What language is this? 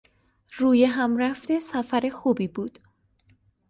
Persian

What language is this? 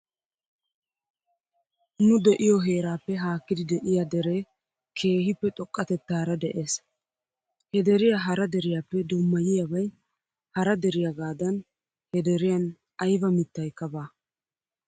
Wolaytta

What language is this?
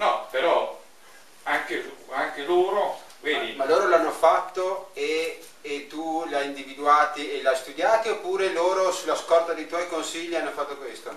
Italian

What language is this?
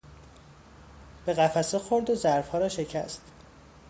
Persian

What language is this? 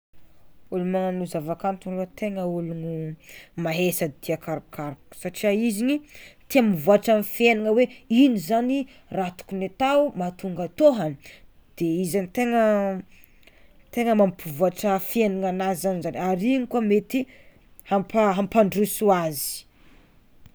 Tsimihety Malagasy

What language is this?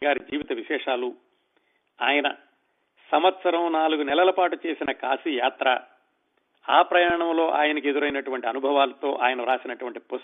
Telugu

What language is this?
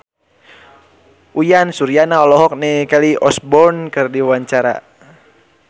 Sundanese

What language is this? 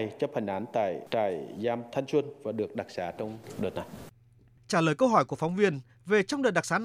Vietnamese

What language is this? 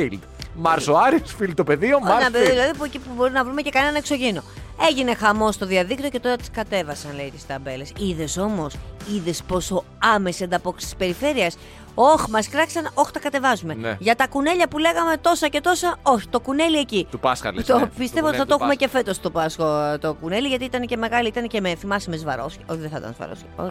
Greek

